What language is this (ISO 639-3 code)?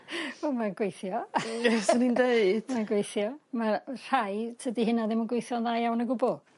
cym